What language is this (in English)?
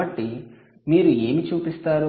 Telugu